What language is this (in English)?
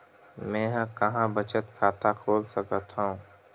Chhattisgarhi